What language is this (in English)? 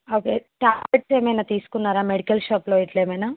Telugu